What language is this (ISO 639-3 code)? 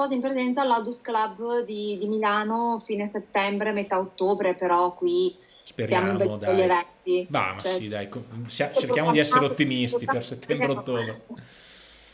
ita